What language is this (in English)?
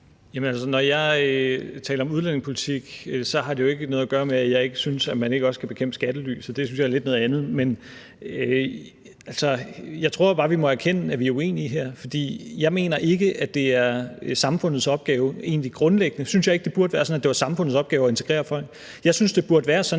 Danish